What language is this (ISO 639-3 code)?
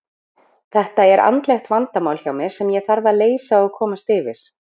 isl